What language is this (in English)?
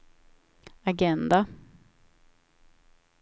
Swedish